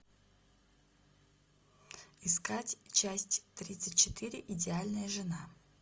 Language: Russian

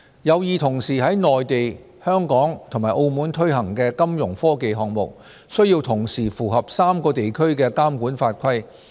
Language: Cantonese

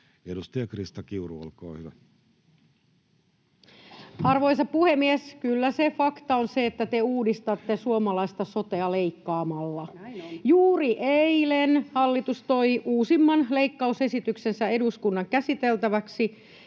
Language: Finnish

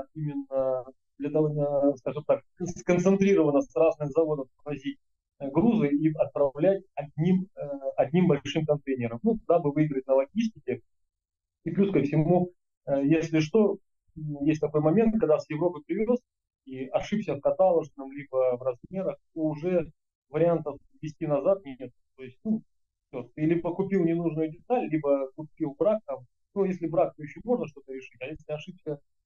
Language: Russian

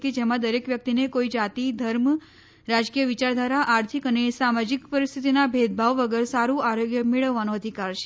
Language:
Gujarati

